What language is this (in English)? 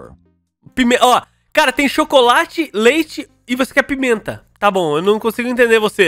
Portuguese